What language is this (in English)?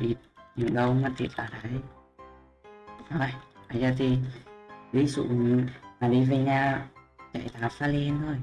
Vietnamese